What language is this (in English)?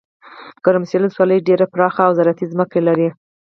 Pashto